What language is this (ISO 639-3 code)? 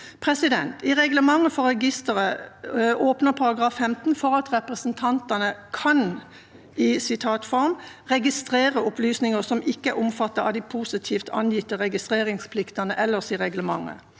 nor